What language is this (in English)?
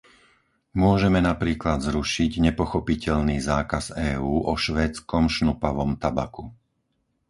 Slovak